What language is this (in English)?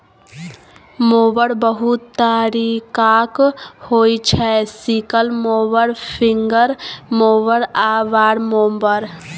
Maithili